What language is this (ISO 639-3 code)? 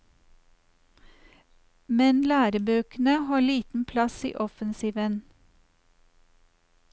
nor